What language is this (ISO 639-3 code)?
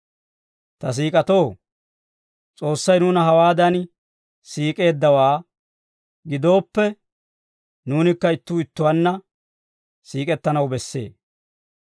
dwr